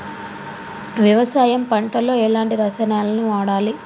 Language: Telugu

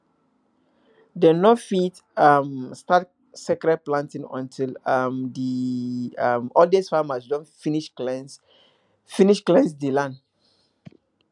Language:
Nigerian Pidgin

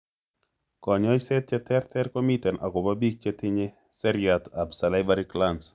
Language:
Kalenjin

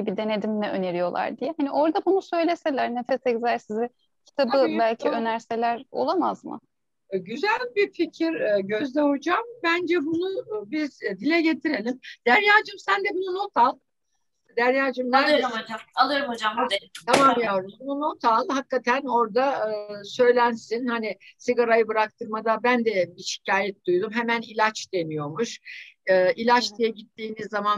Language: Turkish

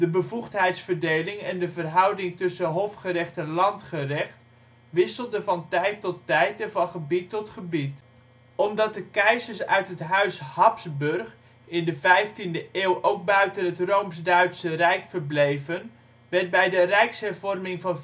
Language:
Dutch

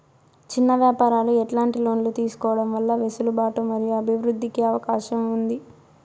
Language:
Telugu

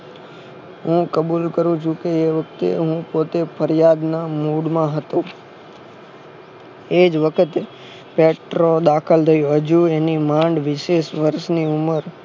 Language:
Gujarati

